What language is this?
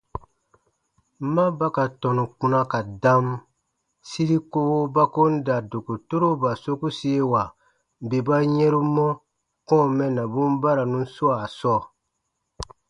Baatonum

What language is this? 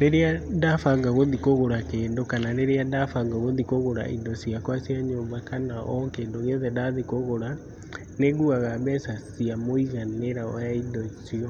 Kikuyu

